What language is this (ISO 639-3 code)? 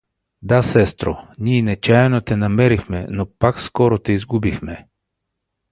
bul